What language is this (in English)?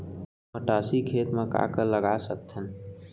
Chhattisgarhi